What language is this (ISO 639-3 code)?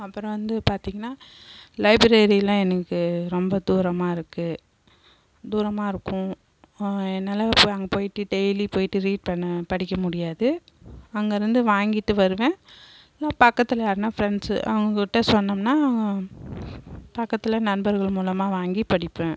tam